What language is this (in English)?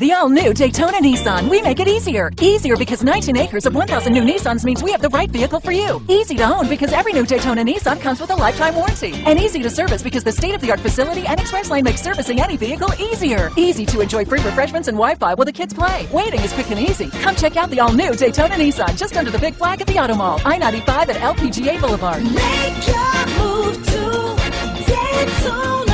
English